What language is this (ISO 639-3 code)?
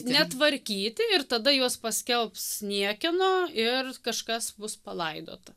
lit